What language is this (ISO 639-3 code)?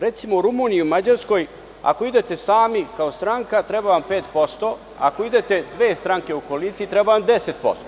srp